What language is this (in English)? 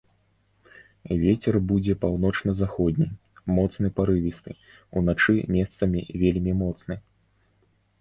Belarusian